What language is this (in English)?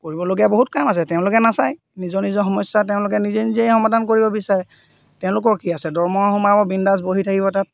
Assamese